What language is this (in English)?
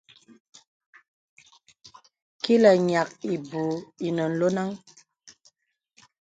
Bebele